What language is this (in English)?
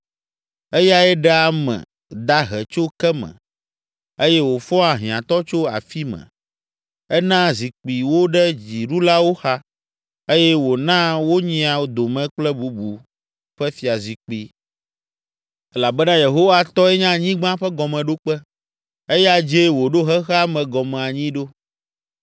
Ewe